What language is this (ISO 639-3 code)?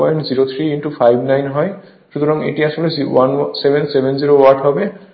ben